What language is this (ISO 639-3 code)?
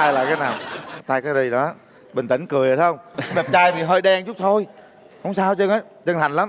vie